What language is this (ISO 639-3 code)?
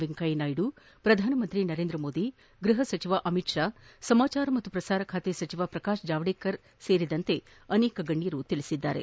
kan